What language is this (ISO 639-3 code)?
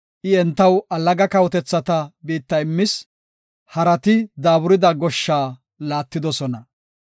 gof